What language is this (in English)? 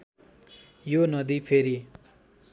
Nepali